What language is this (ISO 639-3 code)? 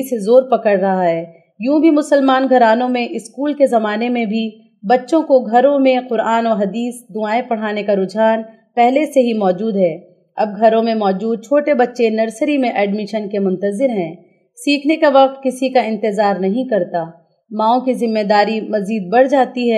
urd